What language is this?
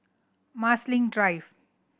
English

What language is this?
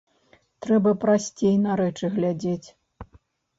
Belarusian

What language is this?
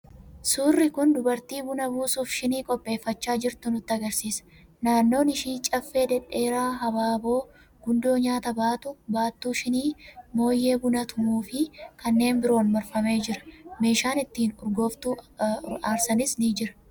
Oromo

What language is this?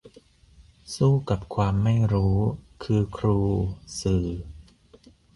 Thai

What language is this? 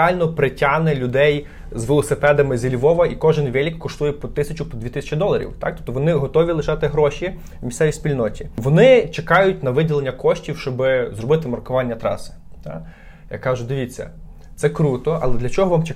Ukrainian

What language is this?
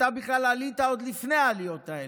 Hebrew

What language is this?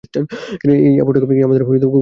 Bangla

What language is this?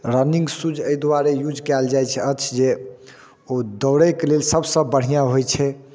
Maithili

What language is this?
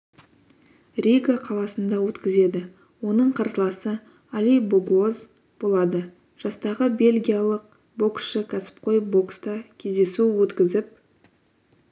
Kazakh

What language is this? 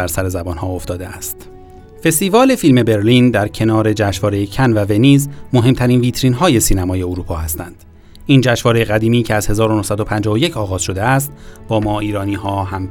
Persian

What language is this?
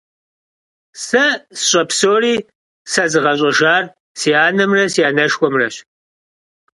Kabardian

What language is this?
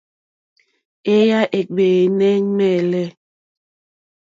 Mokpwe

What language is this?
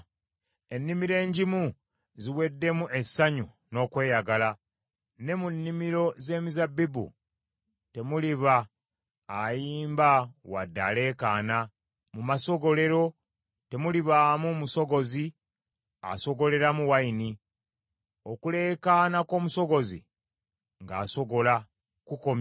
Ganda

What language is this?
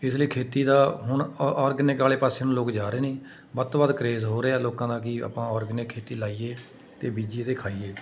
Punjabi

